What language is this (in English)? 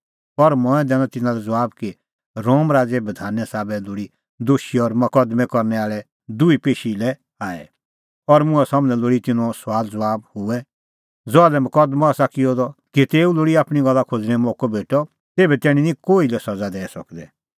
Kullu Pahari